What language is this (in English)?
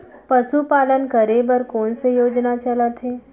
Chhattisgarhi